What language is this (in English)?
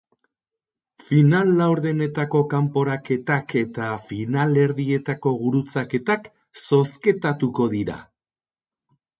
Basque